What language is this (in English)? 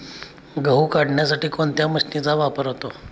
Marathi